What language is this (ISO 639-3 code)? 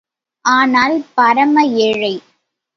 tam